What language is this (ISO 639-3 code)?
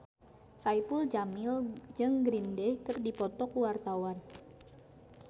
sun